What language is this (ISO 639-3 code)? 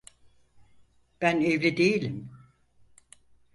tur